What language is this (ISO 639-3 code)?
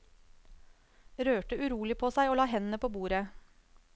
nor